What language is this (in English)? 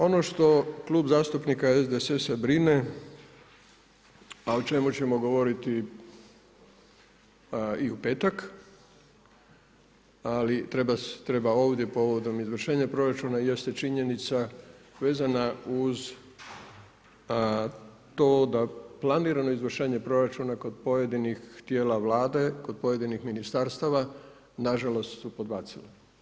Croatian